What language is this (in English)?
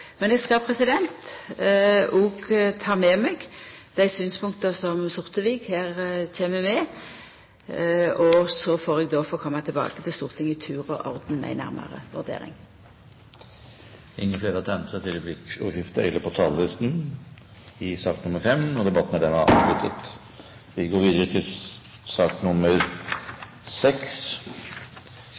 Norwegian